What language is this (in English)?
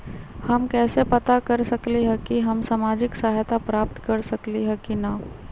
Magahi